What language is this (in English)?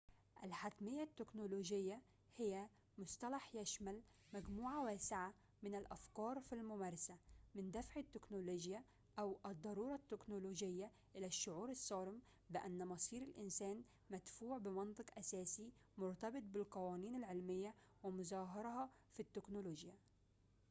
Arabic